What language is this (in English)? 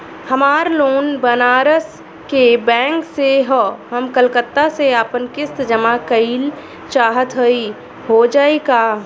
Bhojpuri